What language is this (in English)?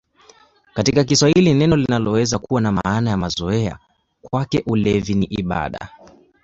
Swahili